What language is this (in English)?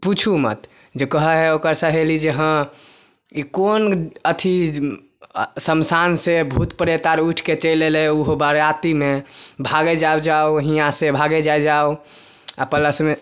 Maithili